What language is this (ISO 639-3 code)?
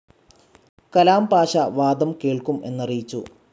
mal